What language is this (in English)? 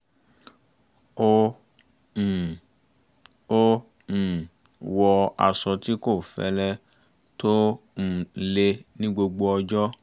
Yoruba